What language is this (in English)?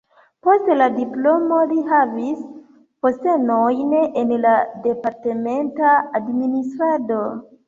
Esperanto